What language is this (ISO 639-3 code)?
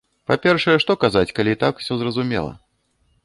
bel